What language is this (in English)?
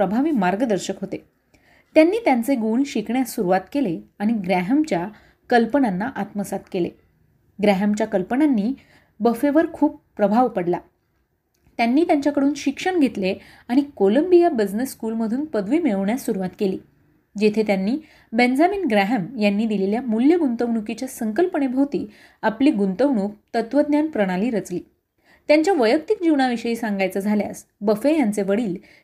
Marathi